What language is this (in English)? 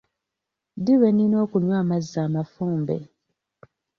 Ganda